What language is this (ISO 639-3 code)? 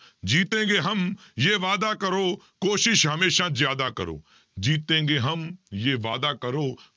pan